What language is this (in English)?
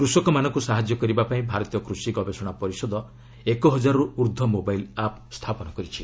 Odia